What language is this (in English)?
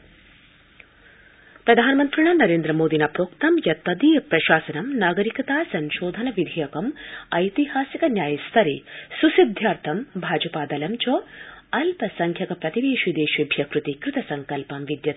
Sanskrit